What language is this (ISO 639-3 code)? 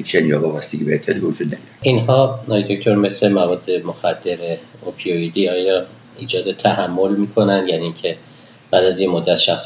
fas